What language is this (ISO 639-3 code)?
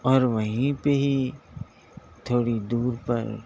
urd